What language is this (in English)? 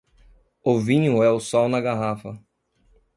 Portuguese